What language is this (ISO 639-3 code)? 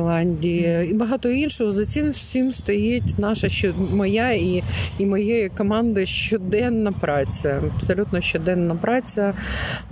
ukr